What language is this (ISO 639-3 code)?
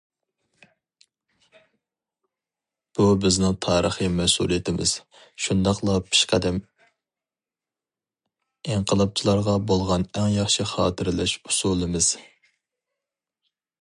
uig